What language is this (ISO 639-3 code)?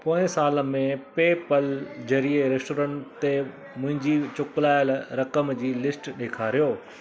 snd